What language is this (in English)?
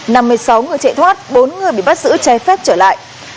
Vietnamese